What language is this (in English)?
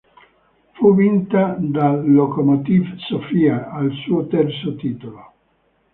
Italian